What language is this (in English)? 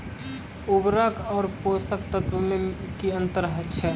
Maithili